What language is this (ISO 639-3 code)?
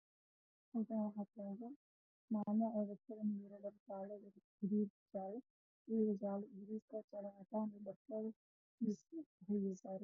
som